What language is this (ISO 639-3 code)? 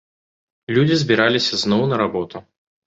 bel